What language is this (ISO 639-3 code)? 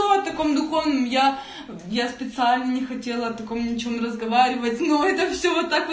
rus